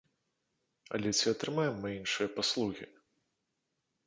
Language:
Belarusian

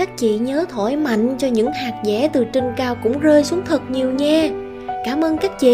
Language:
Vietnamese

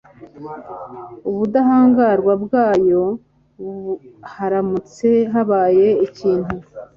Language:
Kinyarwanda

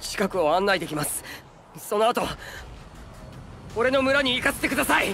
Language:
Japanese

